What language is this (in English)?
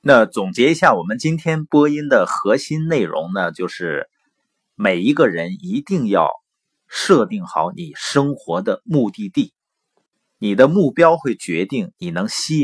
Chinese